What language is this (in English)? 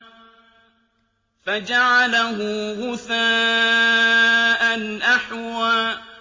Arabic